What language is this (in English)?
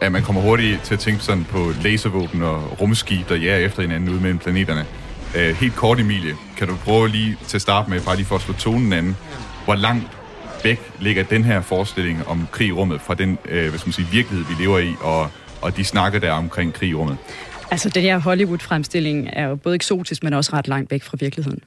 Danish